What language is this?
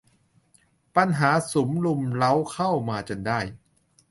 Thai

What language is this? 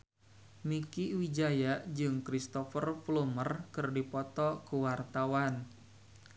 Sundanese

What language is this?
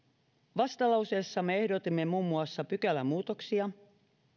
Finnish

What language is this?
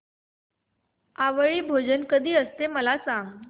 Marathi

